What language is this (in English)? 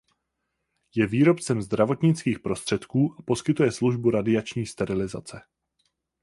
Czech